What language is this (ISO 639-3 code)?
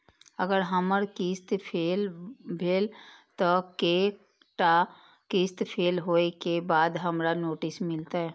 mai